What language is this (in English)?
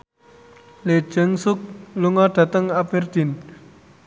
Javanese